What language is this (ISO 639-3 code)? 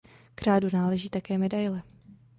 ces